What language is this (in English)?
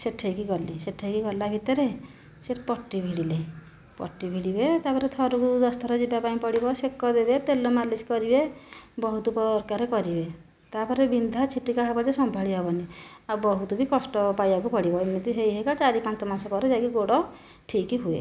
Odia